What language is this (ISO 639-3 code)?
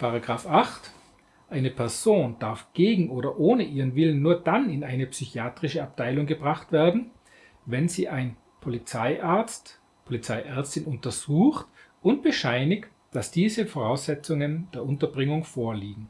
deu